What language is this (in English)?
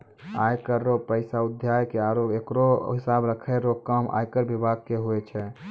Maithili